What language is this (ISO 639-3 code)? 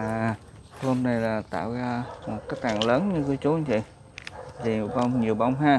vie